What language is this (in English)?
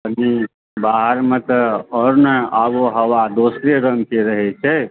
Maithili